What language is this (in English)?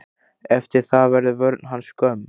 Icelandic